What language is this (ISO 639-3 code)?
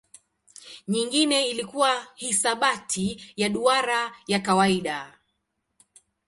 swa